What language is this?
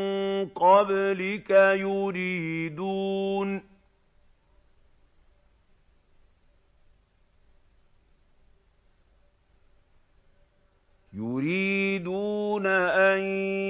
Arabic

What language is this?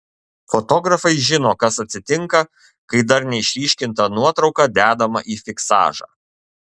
Lithuanian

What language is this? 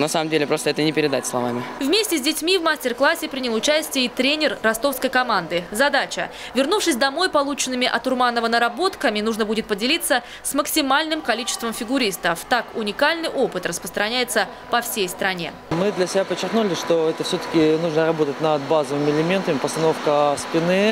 Russian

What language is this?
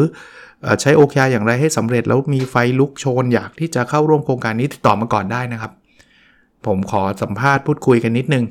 Thai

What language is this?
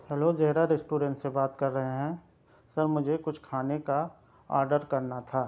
Urdu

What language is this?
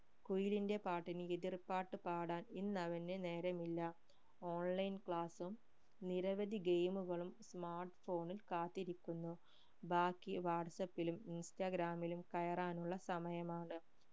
Malayalam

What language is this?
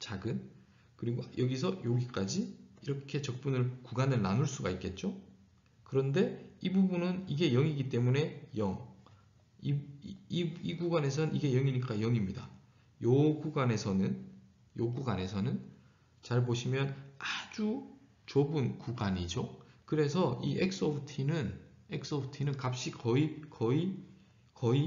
Korean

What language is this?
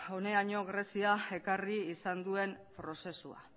Basque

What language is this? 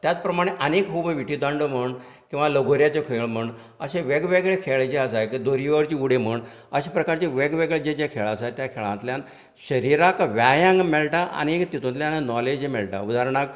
Konkani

